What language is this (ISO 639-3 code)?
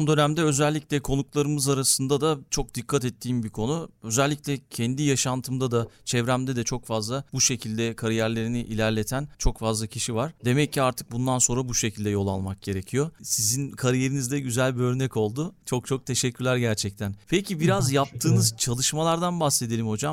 tur